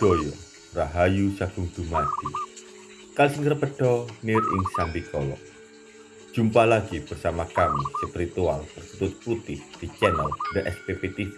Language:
Indonesian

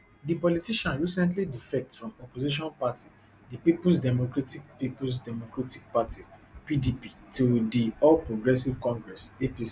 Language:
Nigerian Pidgin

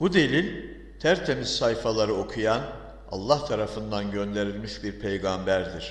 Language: Turkish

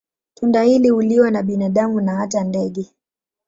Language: Swahili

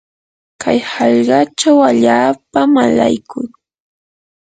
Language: Yanahuanca Pasco Quechua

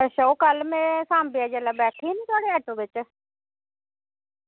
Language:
Dogri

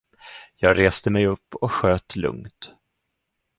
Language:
Swedish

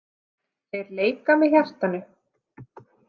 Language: Icelandic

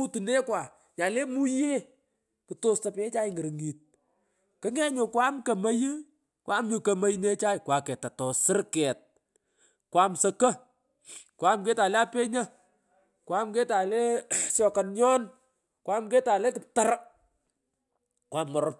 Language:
Pökoot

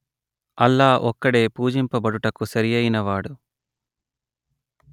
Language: Telugu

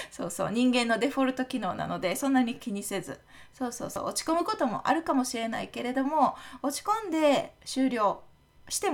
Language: Japanese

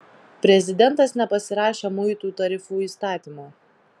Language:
Lithuanian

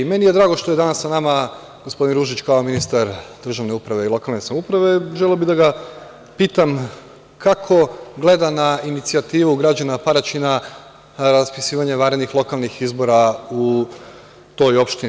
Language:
Serbian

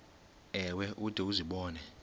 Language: Xhosa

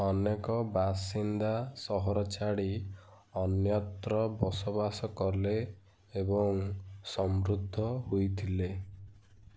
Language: Odia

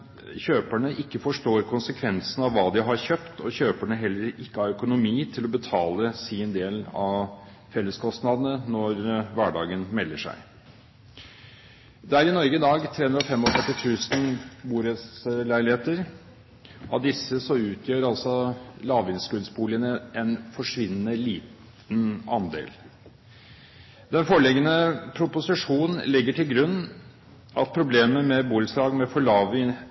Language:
Norwegian Bokmål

